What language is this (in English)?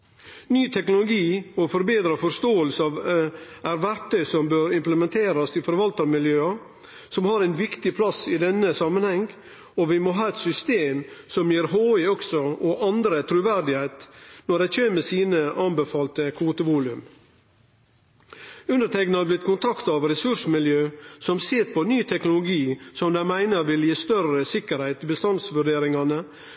Norwegian Nynorsk